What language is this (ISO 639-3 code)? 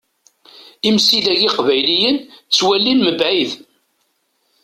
kab